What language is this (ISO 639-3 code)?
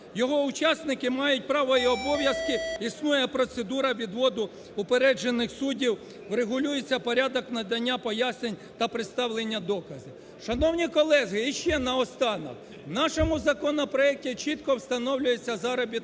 ukr